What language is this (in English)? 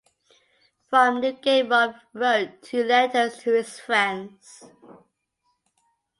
English